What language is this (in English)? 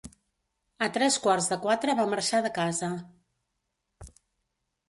Catalan